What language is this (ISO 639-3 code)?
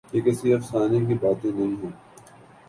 urd